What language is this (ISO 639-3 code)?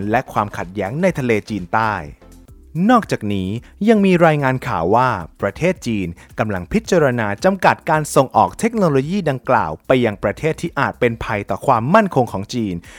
tha